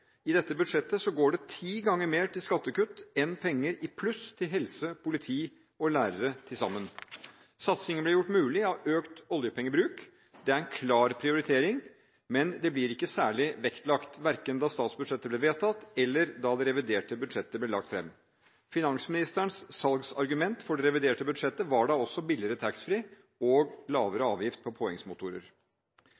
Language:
Norwegian Bokmål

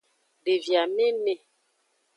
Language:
Aja (Benin)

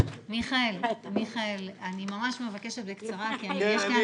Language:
Hebrew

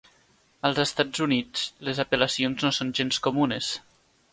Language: Catalan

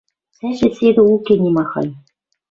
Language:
Western Mari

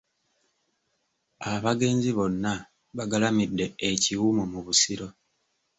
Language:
Ganda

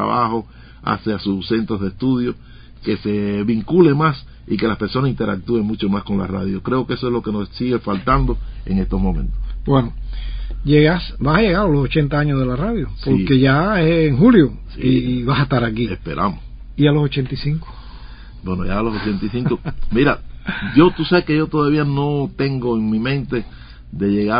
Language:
Spanish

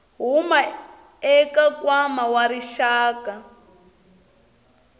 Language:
Tsonga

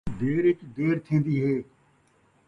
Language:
Saraiki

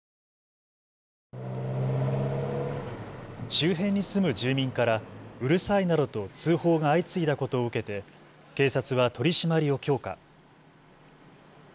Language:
Japanese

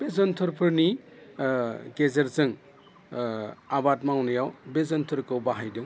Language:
Bodo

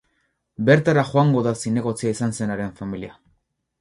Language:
Basque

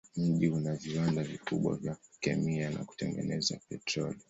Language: Swahili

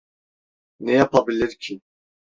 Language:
Turkish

